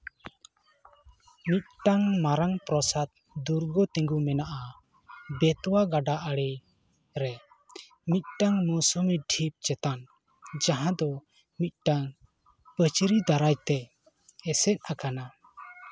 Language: Santali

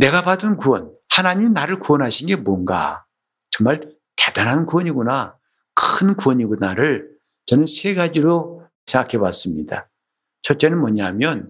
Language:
Korean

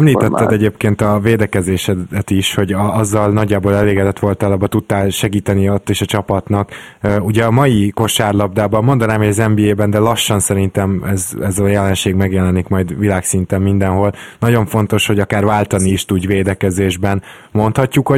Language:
Hungarian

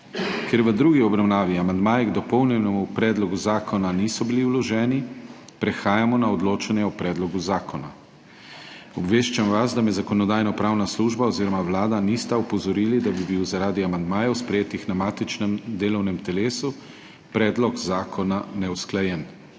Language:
Slovenian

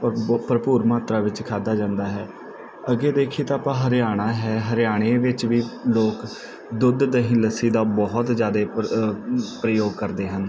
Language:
Punjabi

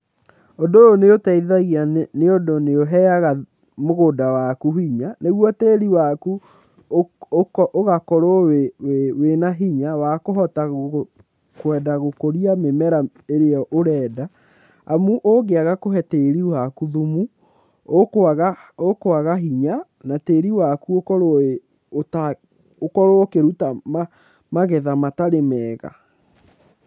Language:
Kikuyu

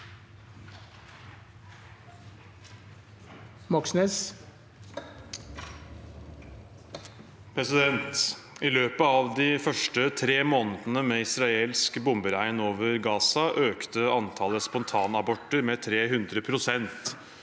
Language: Norwegian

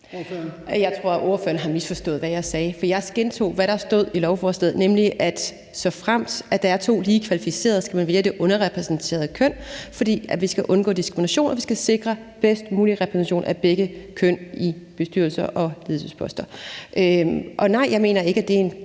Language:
Danish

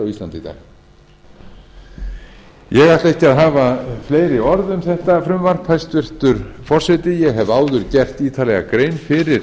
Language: Icelandic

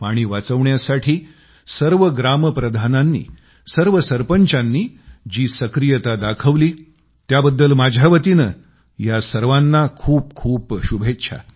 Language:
Marathi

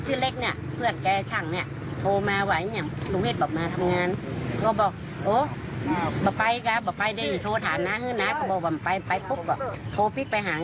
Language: Thai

